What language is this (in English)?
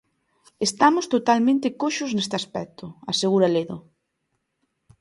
Galician